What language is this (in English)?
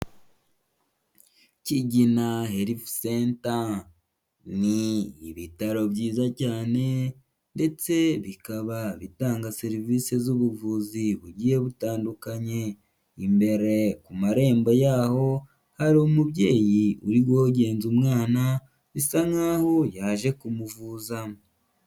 Kinyarwanda